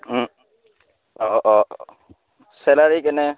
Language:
Assamese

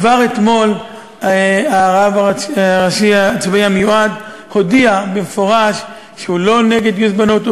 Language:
Hebrew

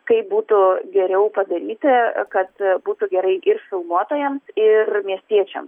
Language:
Lithuanian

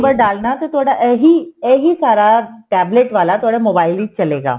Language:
Punjabi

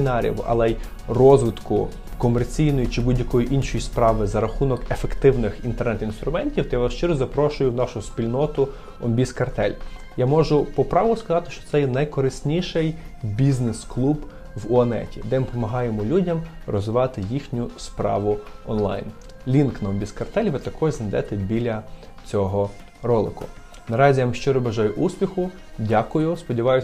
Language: Ukrainian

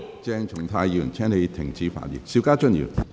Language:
Cantonese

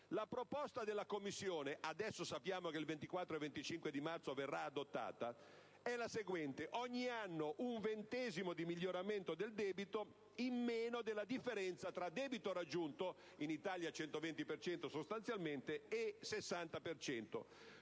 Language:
Italian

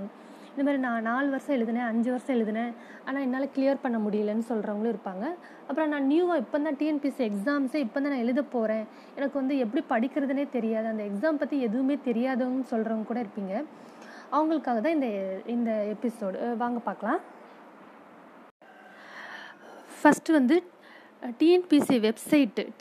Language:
Tamil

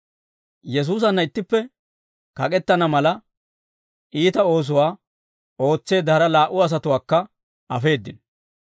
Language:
Dawro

